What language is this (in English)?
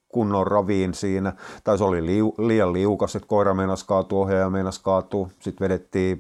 Finnish